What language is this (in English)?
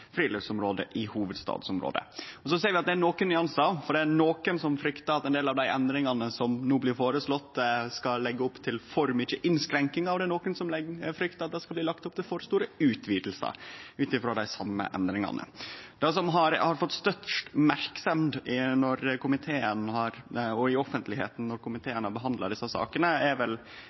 Norwegian Nynorsk